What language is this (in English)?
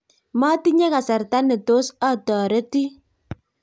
Kalenjin